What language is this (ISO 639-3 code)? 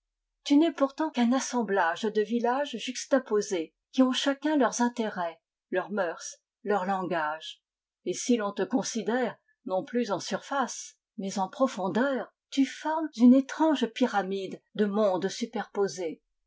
fra